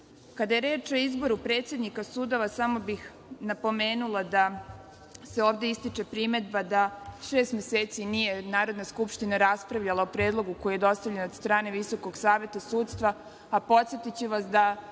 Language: Serbian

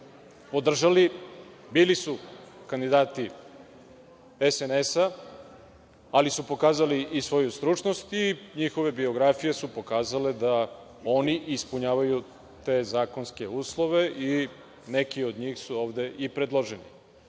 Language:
Serbian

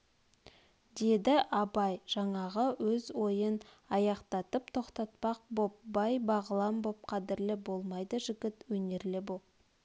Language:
Kazakh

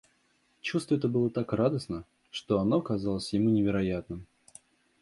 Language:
Russian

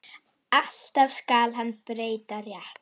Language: Icelandic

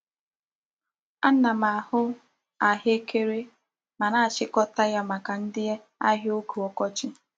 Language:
Igbo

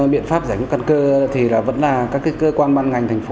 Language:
Vietnamese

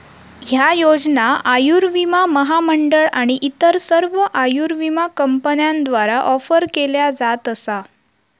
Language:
Marathi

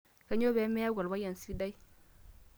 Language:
Masai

